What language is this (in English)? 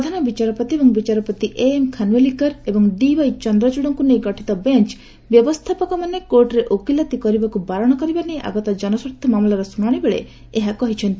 Odia